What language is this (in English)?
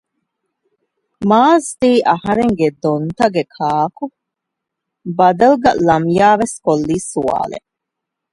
Divehi